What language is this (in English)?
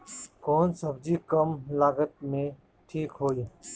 Bhojpuri